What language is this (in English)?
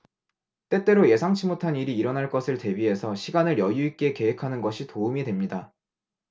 Korean